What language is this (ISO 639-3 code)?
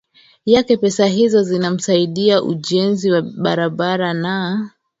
swa